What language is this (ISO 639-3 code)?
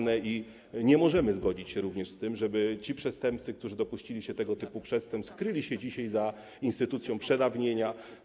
pol